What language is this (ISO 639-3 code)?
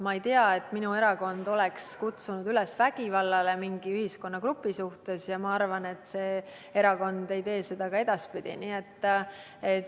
est